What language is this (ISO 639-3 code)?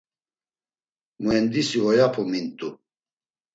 lzz